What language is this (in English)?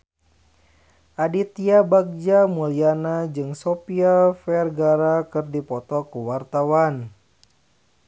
Sundanese